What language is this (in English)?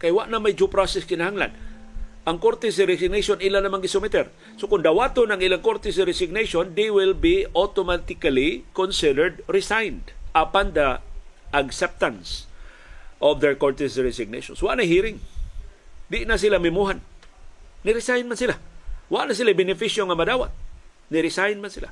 Filipino